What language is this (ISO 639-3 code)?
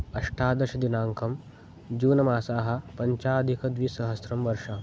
san